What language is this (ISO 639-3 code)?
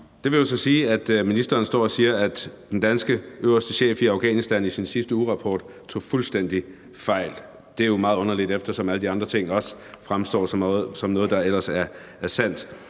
dan